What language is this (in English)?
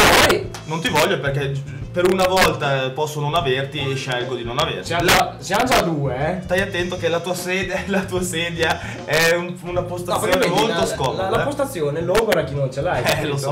Italian